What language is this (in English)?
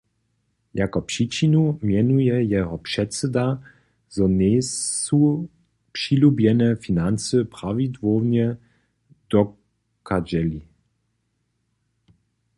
Upper Sorbian